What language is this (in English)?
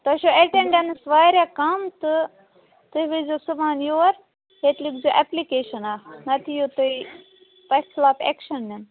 Kashmiri